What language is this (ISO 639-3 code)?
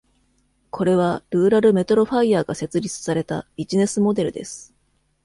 jpn